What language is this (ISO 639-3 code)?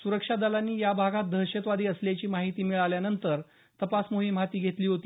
mar